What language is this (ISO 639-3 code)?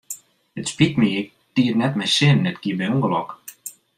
fry